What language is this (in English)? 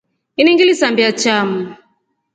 Rombo